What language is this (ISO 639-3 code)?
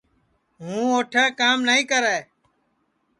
ssi